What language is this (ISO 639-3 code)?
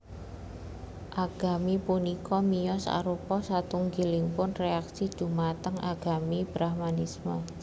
jav